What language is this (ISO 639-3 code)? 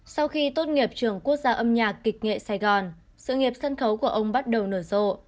vie